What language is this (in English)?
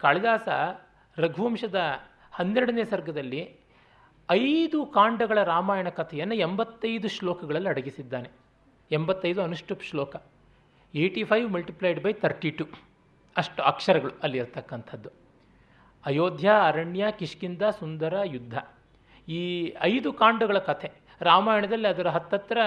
Kannada